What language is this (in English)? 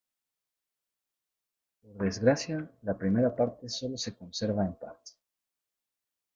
Spanish